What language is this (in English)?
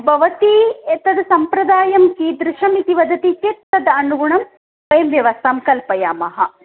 Sanskrit